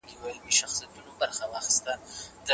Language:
Pashto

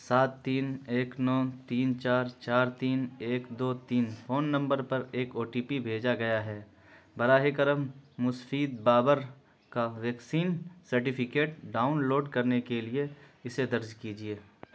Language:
Urdu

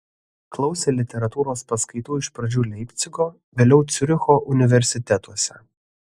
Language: Lithuanian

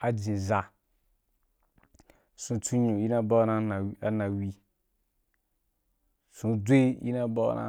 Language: Wapan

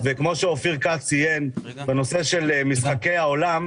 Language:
Hebrew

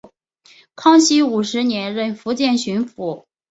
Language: Chinese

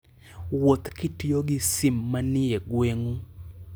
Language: Luo (Kenya and Tanzania)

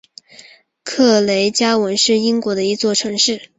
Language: Chinese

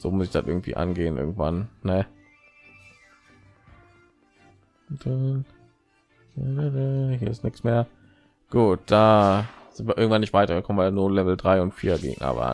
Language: German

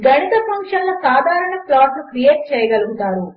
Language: Telugu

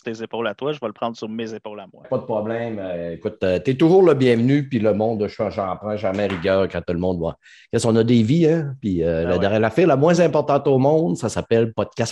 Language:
French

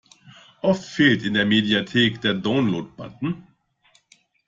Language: German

